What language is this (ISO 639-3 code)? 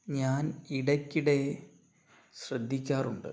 mal